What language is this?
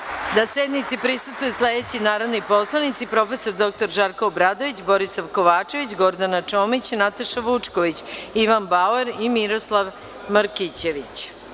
Serbian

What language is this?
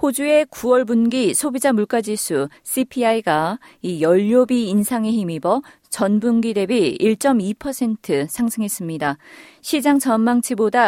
Korean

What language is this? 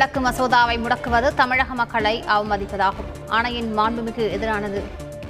Tamil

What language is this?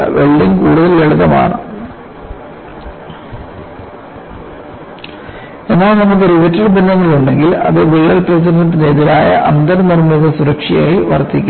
Malayalam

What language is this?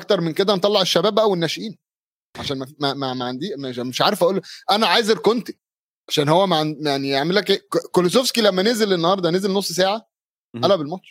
Arabic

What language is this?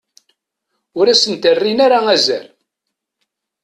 Kabyle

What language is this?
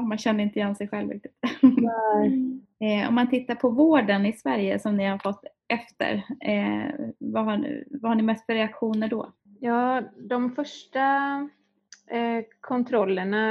Swedish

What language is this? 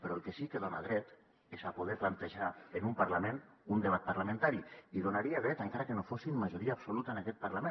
Catalan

